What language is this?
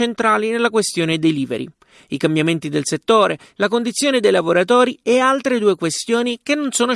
Italian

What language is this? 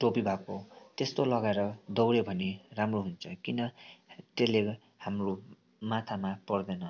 Nepali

